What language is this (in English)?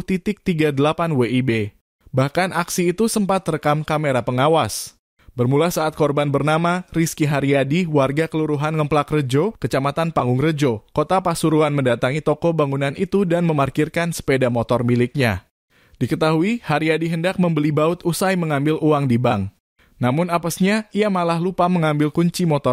Indonesian